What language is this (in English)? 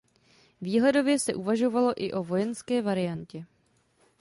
Czech